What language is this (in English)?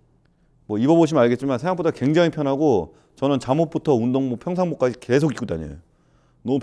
Korean